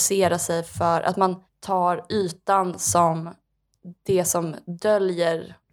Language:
Swedish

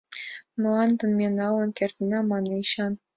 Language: Mari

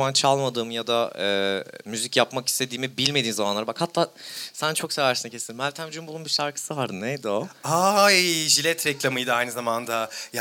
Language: Turkish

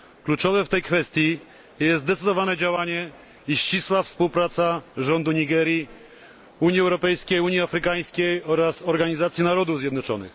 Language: Polish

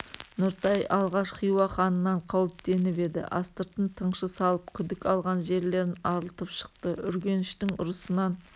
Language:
Kazakh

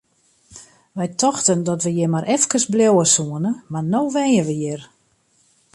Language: Western Frisian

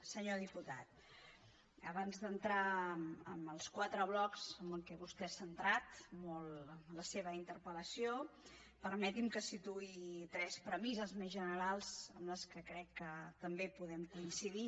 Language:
Catalan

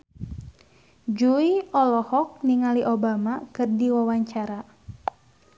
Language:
Sundanese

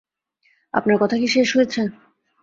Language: Bangla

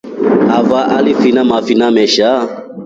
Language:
Rombo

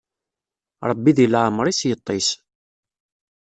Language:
Kabyle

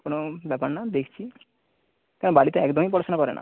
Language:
Bangla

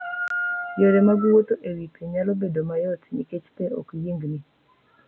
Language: Luo (Kenya and Tanzania)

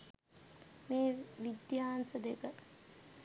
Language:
Sinhala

